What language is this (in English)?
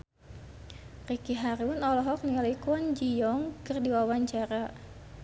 Sundanese